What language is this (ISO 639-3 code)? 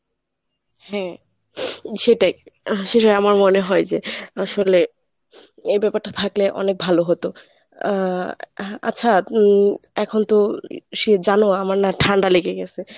ben